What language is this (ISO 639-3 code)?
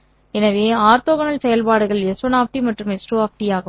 tam